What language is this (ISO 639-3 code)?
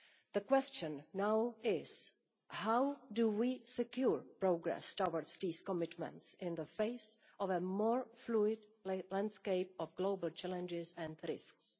eng